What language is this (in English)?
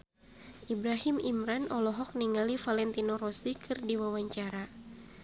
Sundanese